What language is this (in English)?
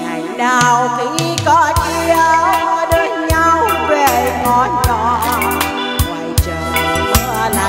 Thai